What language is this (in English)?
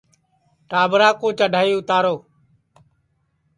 Sansi